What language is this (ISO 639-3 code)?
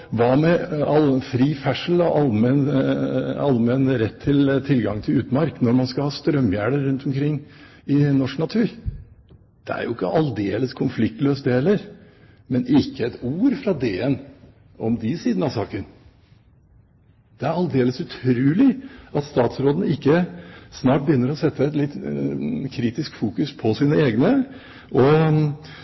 nob